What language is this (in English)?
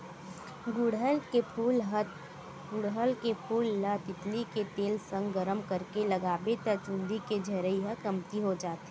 Chhattisgarhi